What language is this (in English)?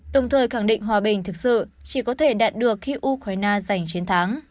Vietnamese